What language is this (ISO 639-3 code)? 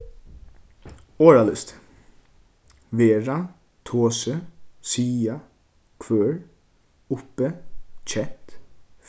fao